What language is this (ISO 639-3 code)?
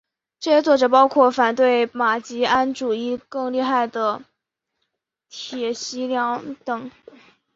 zho